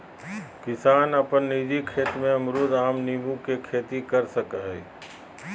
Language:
Magahi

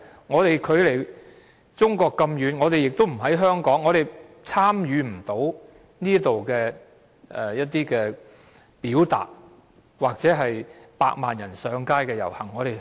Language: Cantonese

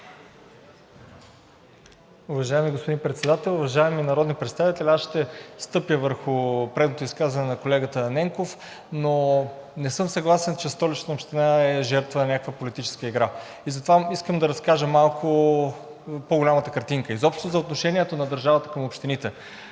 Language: Bulgarian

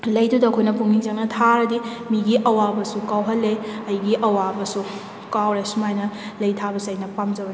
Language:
Manipuri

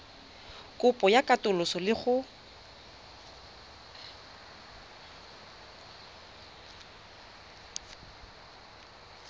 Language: Tswana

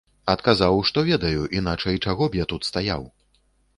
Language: Belarusian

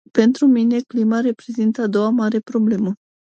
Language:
Romanian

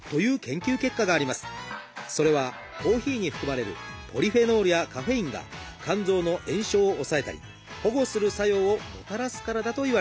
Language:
Japanese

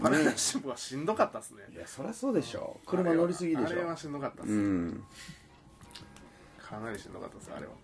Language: Japanese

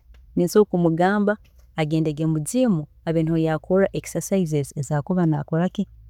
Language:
Tooro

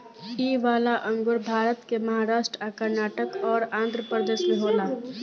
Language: Bhojpuri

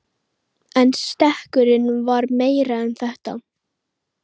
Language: Icelandic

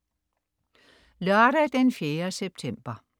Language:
Danish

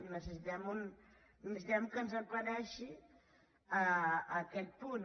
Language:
Catalan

